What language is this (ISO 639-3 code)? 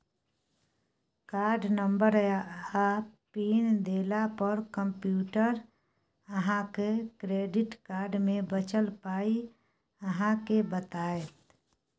mai